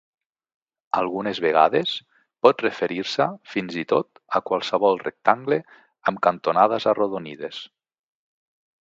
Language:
Catalan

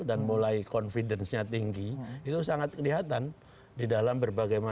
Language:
Indonesian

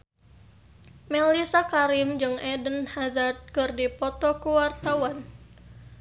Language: Sundanese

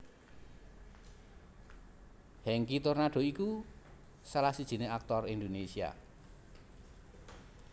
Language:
Javanese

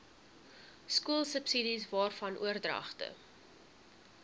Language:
Afrikaans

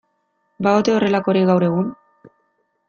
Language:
Basque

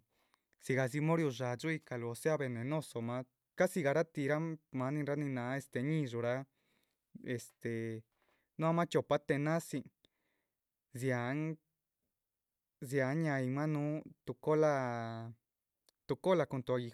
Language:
Chichicapan Zapotec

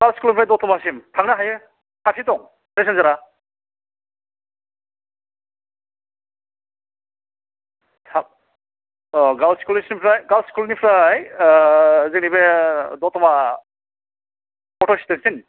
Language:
Bodo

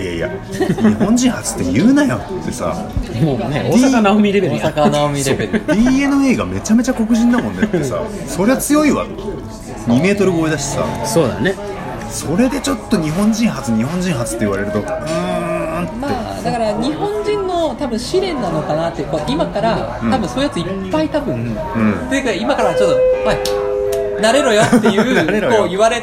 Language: Japanese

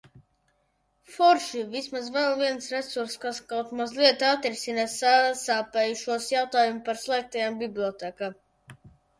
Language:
Latvian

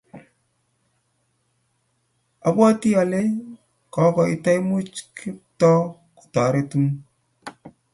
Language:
Kalenjin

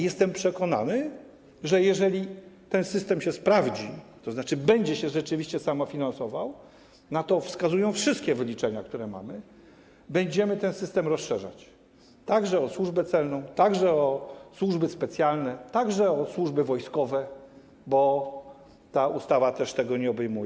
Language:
Polish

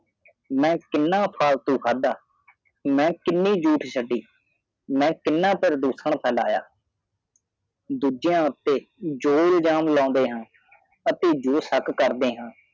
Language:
Punjabi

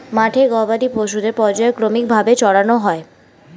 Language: Bangla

